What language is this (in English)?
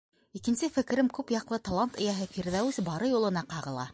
Bashkir